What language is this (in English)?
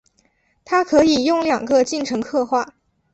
Chinese